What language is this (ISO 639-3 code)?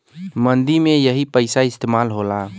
bho